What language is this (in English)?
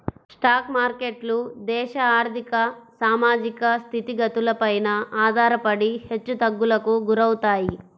Telugu